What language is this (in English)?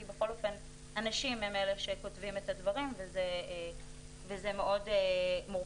Hebrew